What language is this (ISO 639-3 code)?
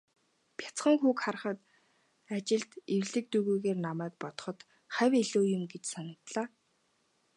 mon